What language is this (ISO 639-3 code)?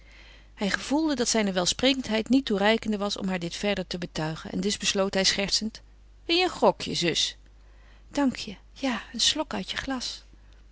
nld